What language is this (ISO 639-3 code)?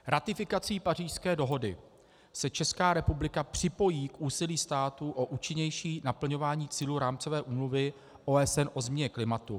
ces